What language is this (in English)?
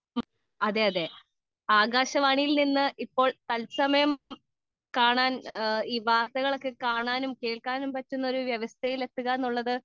Malayalam